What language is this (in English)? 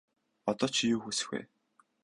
Mongolian